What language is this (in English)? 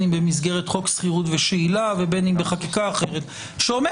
Hebrew